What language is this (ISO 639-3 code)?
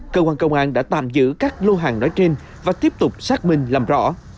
vie